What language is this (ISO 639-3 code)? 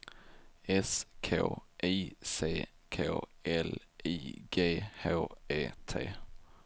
swe